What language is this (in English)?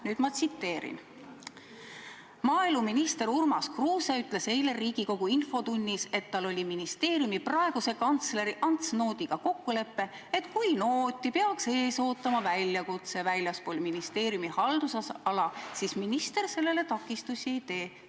Estonian